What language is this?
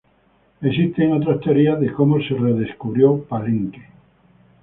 Spanish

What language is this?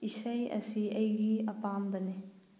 Manipuri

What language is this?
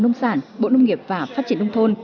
Vietnamese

